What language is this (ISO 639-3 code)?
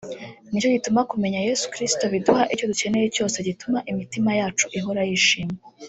kin